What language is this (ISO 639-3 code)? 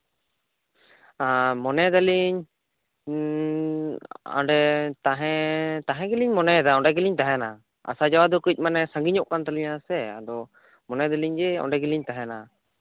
sat